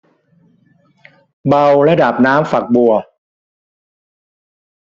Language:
Thai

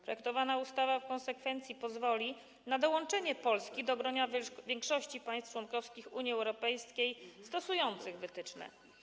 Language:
Polish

